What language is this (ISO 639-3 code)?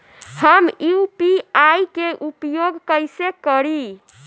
bho